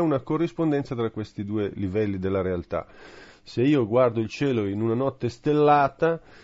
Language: Italian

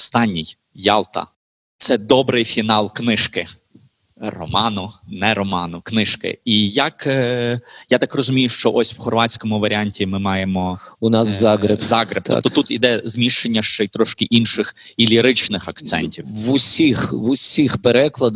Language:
Ukrainian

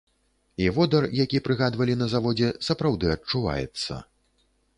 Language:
Belarusian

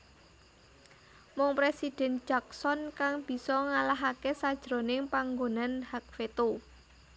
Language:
Javanese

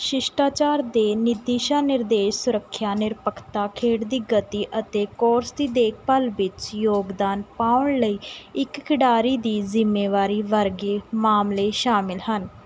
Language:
Punjabi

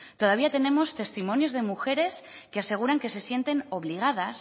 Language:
Spanish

